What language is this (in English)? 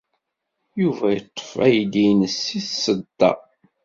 Kabyle